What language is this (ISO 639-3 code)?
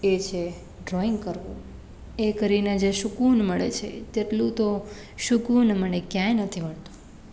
guj